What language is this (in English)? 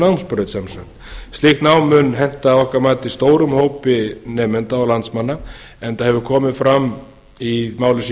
Icelandic